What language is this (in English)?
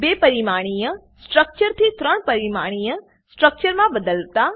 Gujarati